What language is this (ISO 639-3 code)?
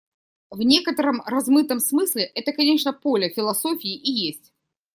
rus